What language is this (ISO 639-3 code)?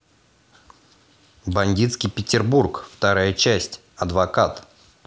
rus